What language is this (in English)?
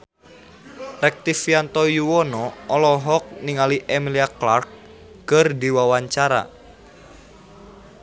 Sundanese